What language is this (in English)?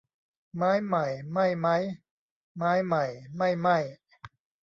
Thai